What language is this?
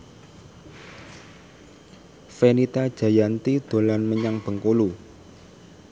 Javanese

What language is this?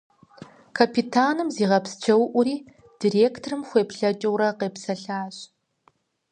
Kabardian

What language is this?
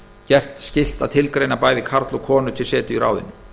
Icelandic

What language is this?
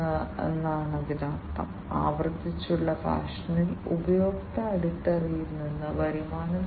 Malayalam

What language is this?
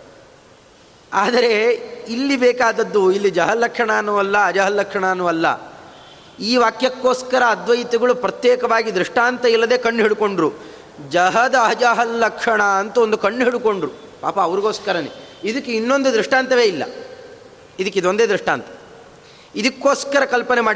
Kannada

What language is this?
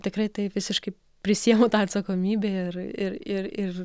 Lithuanian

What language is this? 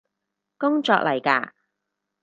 Cantonese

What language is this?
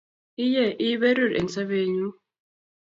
Kalenjin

